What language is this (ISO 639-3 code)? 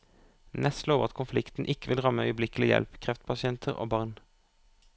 nor